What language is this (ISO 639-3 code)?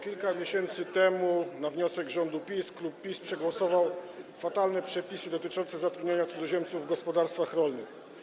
pol